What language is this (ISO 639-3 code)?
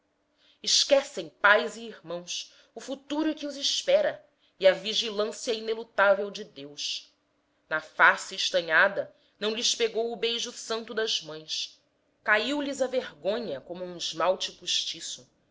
por